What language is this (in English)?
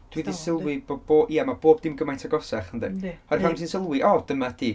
Welsh